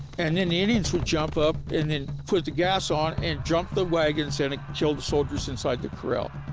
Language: English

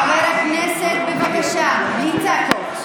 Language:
Hebrew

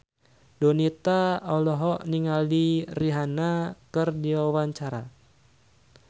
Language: Sundanese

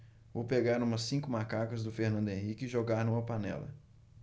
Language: Portuguese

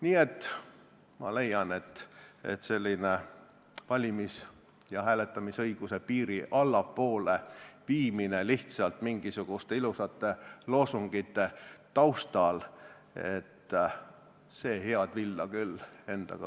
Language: Estonian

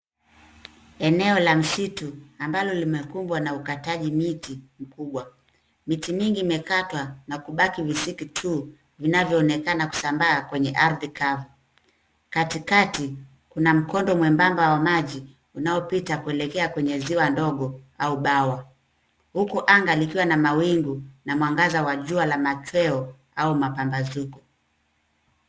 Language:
Swahili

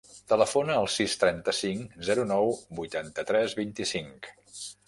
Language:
Catalan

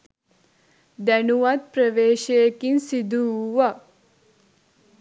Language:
Sinhala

